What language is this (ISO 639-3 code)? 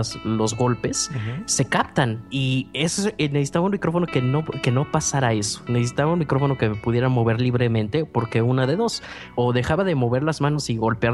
spa